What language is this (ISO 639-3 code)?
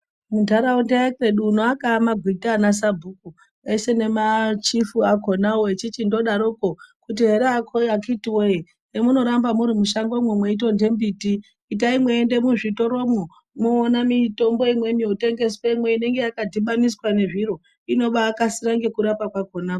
ndc